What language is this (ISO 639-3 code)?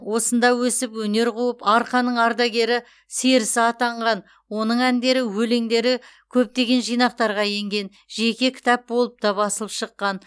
kaz